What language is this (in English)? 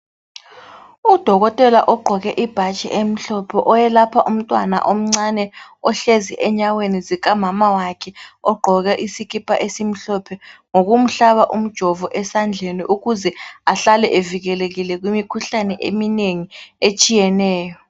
North Ndebele